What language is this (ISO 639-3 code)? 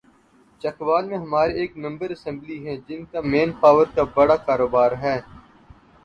urd